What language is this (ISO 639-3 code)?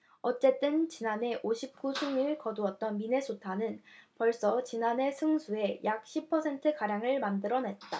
kor